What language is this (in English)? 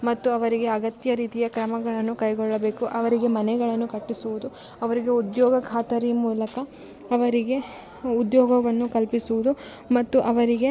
Kannada